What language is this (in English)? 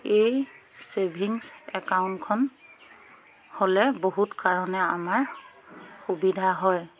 Assamese